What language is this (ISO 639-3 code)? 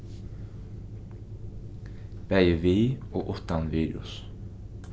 fao